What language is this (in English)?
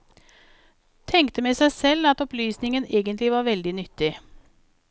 Norwegian